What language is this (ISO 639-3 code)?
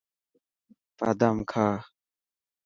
mki